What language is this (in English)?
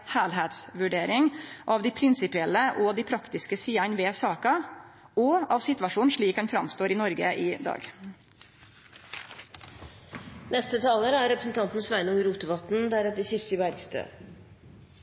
Norwegian Nynorsk